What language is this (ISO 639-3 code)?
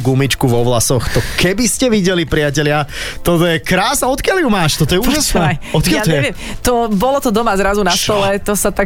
slk